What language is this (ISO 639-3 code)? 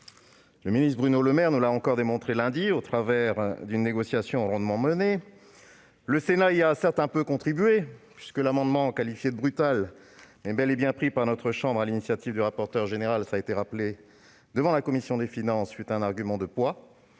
fra